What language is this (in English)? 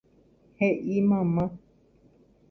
Guarani